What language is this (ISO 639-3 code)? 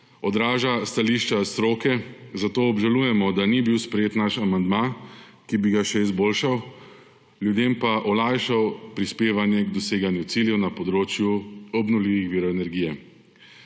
slv